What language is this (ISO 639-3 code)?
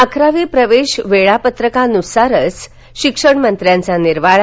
mar